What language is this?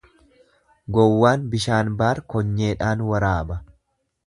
Oromo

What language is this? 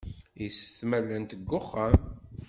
Kabyle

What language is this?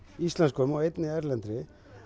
Icelandic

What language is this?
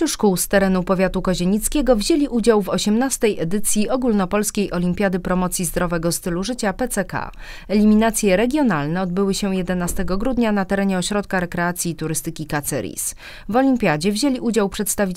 Polish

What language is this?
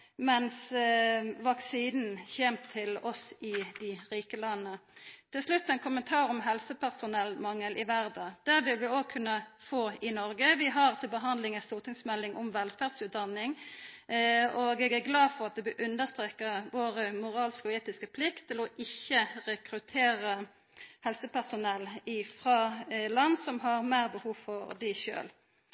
Norwegian Nynorsk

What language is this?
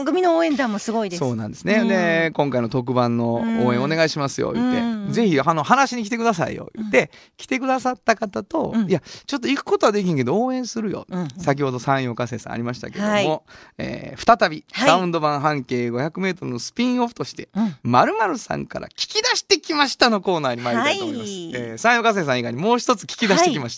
Japanese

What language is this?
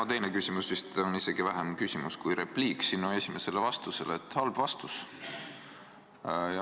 Estonian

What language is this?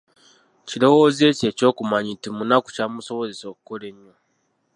Ganda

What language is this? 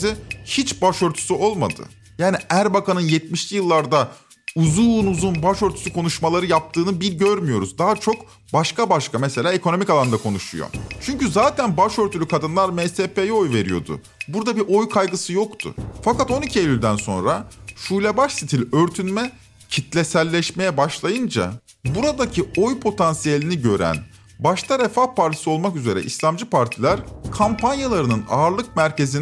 Turkish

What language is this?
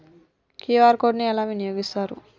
Telugu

